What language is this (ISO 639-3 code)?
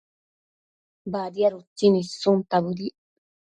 mcf